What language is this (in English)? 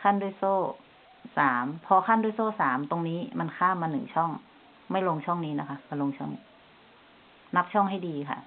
Thai